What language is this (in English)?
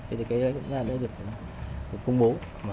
Vietnamese